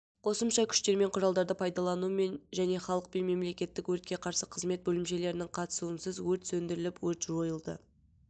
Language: Kazakh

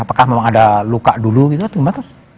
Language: Indonesian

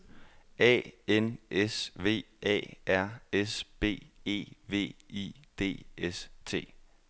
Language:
Danish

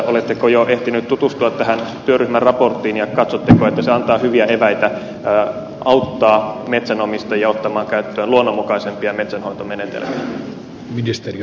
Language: Finnish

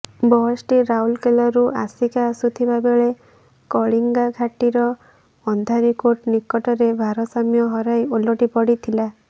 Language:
Odia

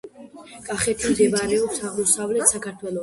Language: Georgian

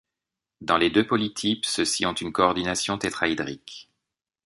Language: French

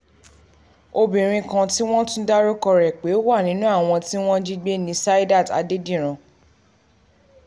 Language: Yoruba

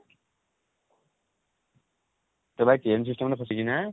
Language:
Odia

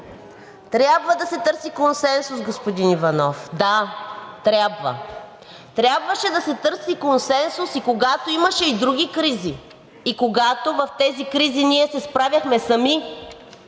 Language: Bulgarian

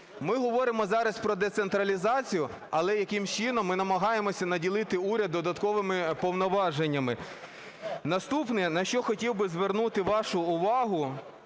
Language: Ukrainian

